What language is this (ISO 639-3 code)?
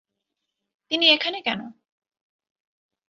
ben